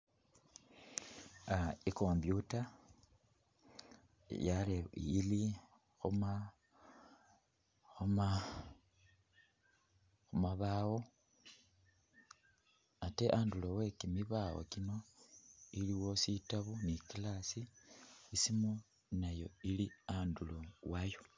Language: Masaaba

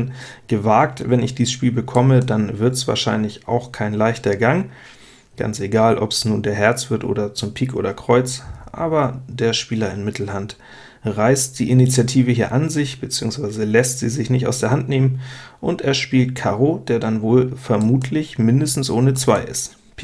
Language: German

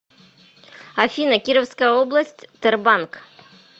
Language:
Russian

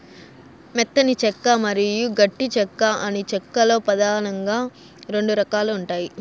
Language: Telugu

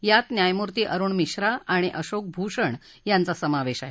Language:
Marathi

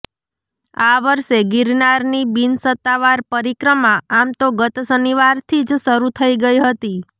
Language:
Gujarati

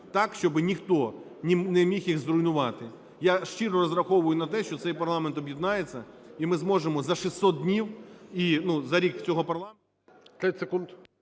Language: Ukrainian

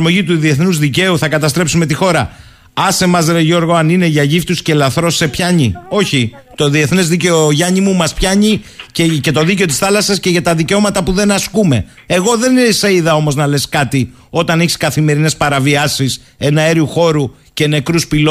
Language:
Greek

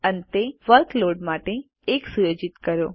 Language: Gujarati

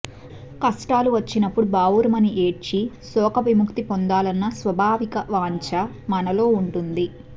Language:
Telugu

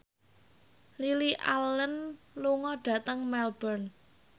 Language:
Javanese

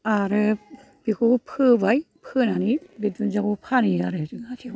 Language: Bodo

